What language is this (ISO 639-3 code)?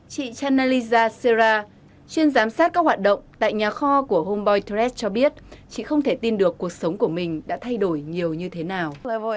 vie